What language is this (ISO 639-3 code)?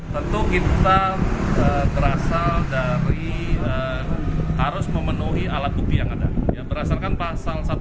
ind